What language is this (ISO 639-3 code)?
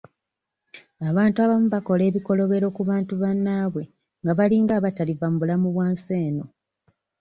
lug